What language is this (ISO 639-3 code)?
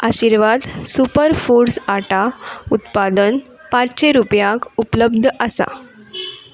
kok